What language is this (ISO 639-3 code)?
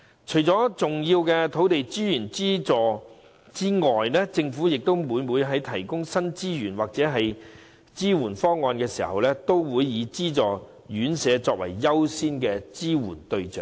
yue